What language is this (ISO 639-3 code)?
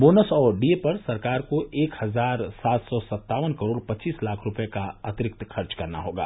hin